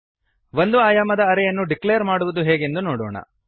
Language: Kannada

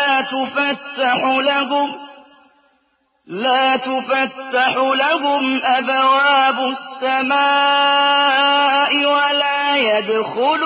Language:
Arabic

